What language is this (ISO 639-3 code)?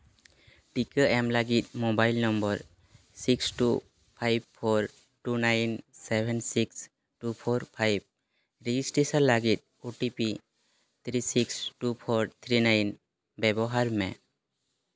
sat